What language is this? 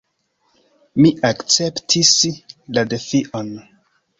Esperanto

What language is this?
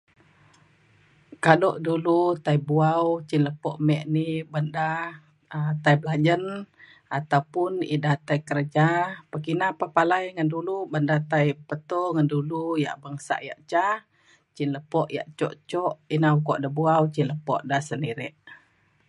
Mainstream Kenyah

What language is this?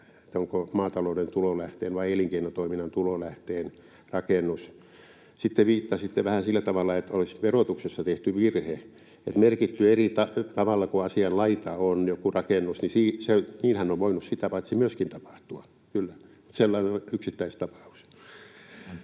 Finnish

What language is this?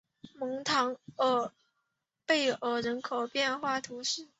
Chinese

